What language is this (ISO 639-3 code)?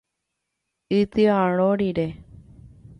grn